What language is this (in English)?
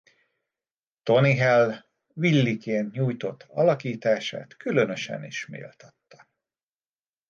Hungarian